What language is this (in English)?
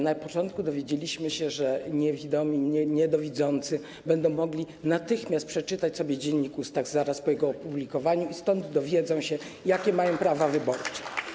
Polish